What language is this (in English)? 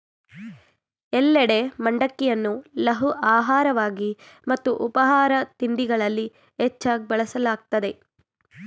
Kannada